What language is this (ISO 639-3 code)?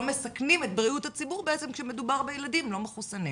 heb